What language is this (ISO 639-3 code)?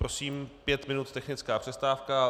ces